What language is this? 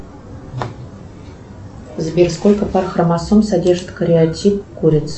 Russian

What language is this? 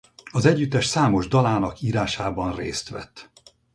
Hungarian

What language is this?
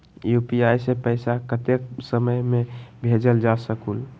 Magahi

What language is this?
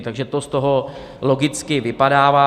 Czech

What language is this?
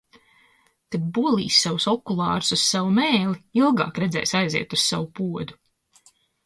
Latvian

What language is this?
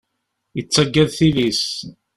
Kabyle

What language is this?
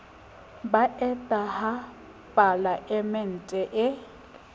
Southern Sotho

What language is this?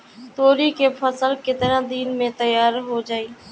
Bhojpuri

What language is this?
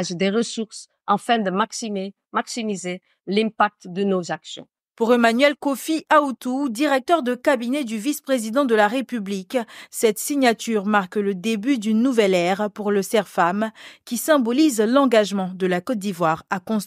French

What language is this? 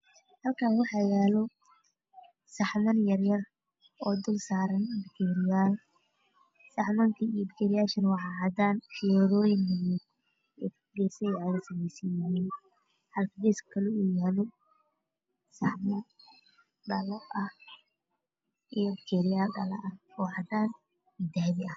Somali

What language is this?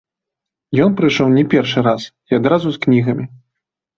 Belarusian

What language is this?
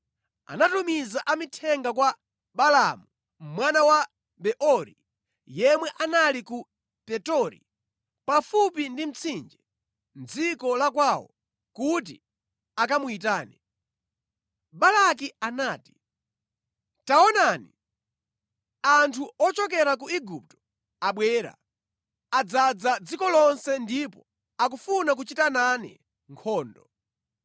Nyanja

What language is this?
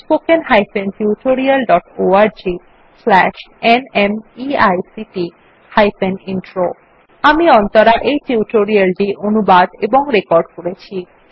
Bangla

